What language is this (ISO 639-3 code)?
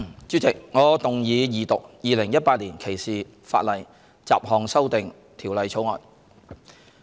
yue